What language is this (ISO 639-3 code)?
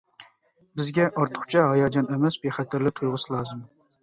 uig